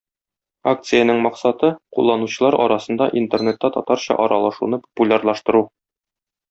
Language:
Tatar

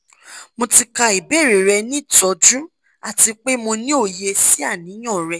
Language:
Yoruba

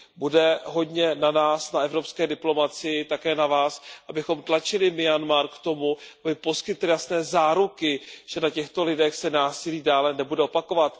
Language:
Czech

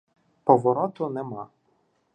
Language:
Ukrainian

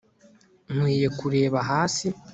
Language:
Kinyarwanda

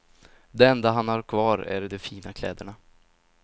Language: Swedish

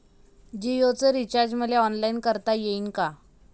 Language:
Marathi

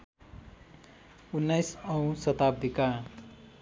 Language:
Nepali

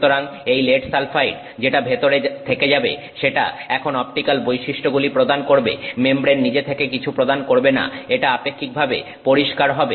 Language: Bangla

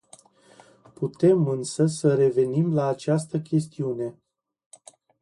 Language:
Romanian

